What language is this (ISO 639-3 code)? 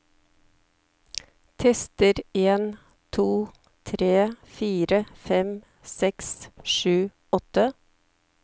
nor